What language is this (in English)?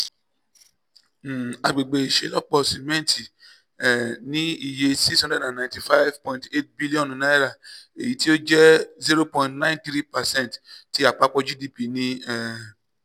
Yoruba